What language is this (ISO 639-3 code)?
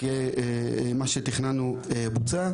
heb